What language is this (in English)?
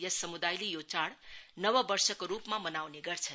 Nepali